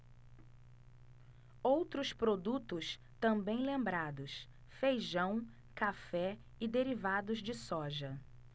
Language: Portuguese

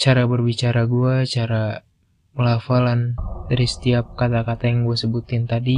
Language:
Indonesian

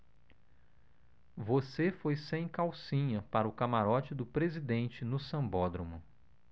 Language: Portuguese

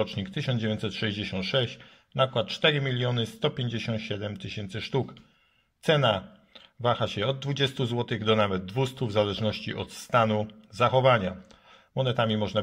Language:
Polish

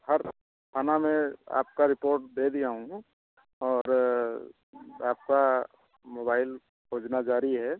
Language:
Hindi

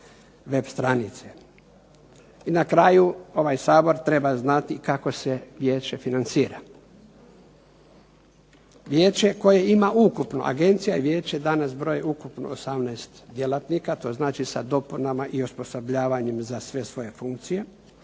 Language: Croatian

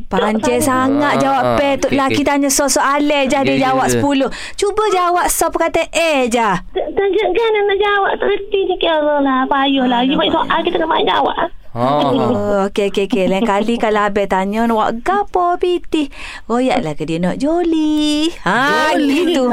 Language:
Malay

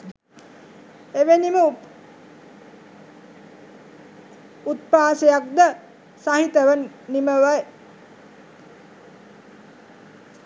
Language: Sinhala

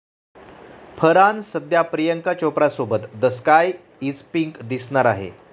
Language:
Marathi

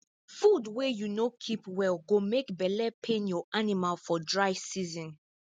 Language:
Nigerian Pidgin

